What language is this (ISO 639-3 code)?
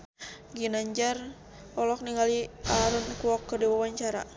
sun